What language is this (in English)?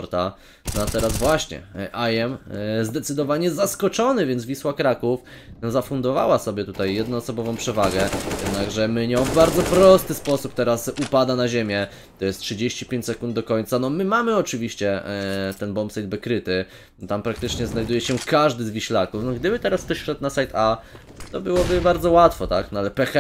Polish